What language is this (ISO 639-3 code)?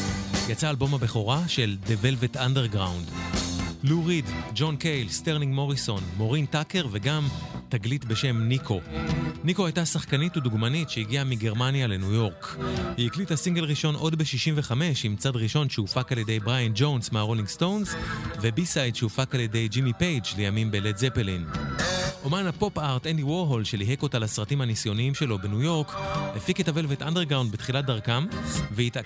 heb